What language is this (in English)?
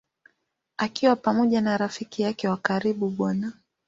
Swahili